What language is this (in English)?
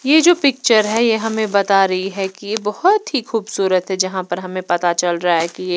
Hindi